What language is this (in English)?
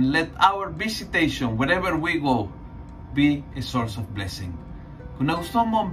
Filipino